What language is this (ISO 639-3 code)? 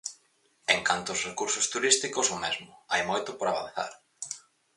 glg